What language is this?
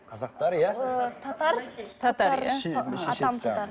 Kazakh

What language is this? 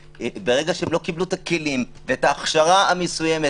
Hebrew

